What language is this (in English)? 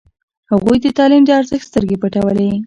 Pashto